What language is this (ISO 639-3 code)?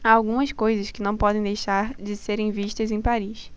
por